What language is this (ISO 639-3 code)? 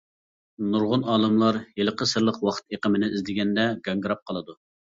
uig